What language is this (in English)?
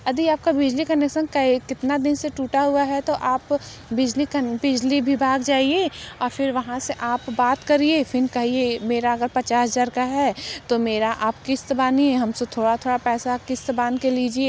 Hindi